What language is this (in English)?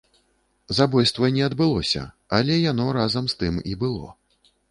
Belarusian